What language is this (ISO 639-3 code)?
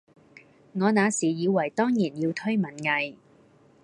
yue